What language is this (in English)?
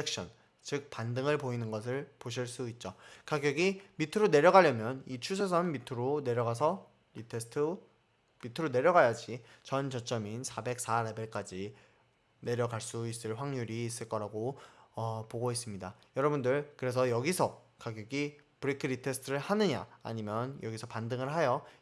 Korean